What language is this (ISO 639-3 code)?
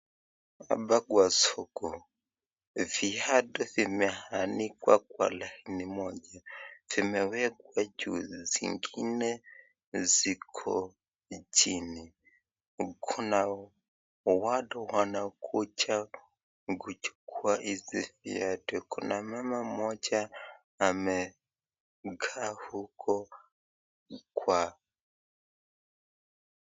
swa